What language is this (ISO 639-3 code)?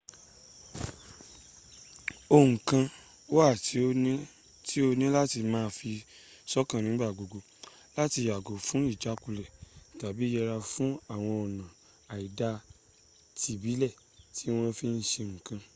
yor